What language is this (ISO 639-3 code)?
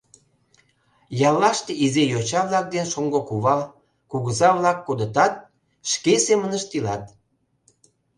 chm